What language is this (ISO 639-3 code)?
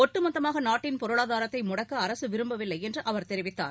tam